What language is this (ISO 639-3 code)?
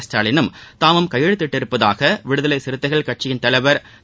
tam